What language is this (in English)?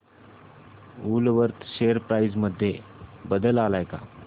Marathi